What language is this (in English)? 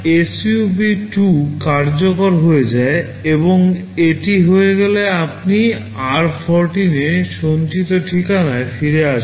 Bangla